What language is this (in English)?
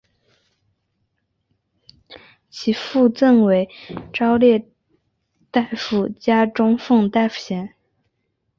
Chinese